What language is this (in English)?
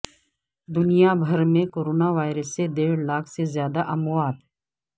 Urdu